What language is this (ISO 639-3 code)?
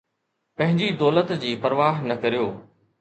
snd